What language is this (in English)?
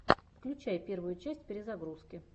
Russian